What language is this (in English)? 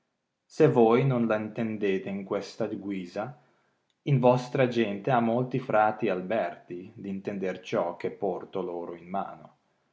Italian